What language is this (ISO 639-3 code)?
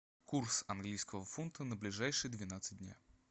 rus